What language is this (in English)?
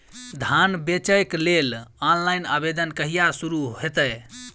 Maithili